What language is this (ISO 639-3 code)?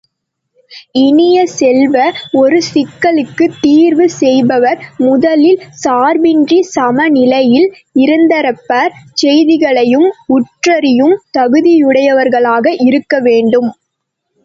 tam